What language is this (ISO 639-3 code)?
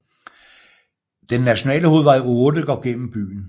dan